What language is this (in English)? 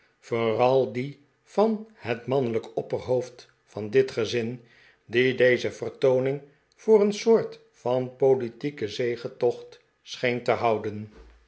Dutch